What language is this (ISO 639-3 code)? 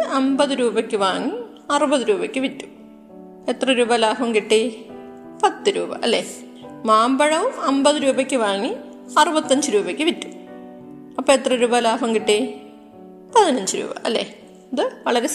mal